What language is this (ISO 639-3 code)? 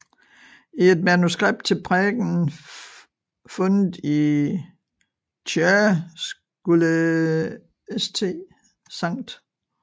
dan